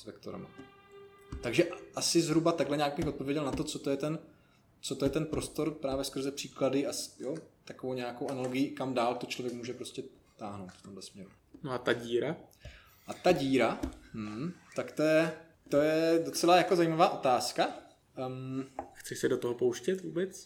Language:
Czech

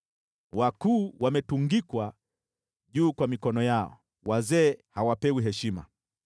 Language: Swahili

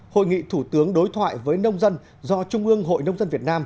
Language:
Vietnamese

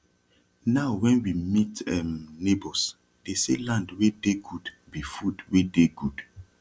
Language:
Nigerian Pidgin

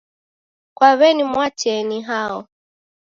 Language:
Taita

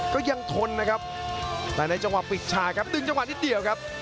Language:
Thai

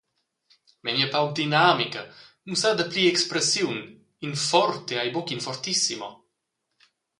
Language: Romansh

